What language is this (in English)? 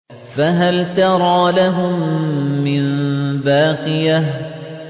Arabic